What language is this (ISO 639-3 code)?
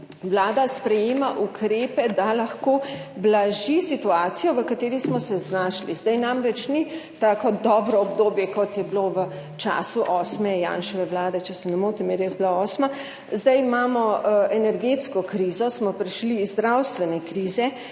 slv